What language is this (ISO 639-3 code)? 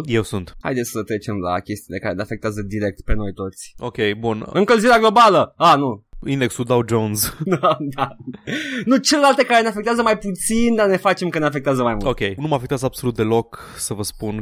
ron